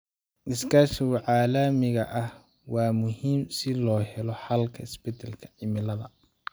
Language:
Somali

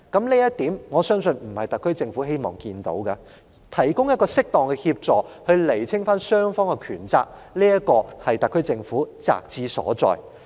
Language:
Cantonese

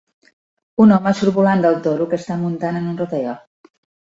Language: Catalan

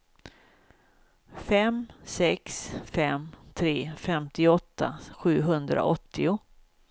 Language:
Swedish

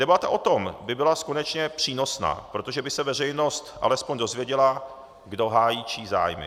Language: Czech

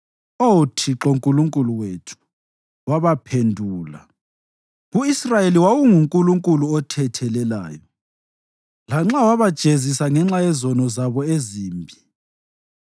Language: North Ndebele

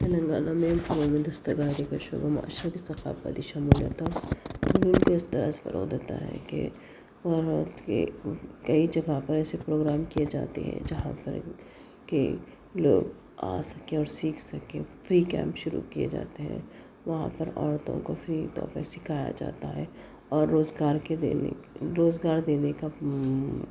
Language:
Urdu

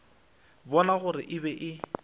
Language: Northern Sotho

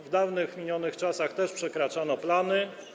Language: Polish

